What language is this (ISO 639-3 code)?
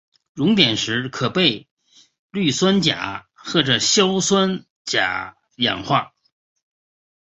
zho